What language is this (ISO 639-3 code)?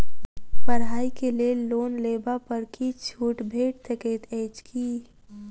mai